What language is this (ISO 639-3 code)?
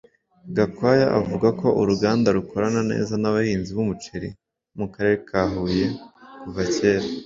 kin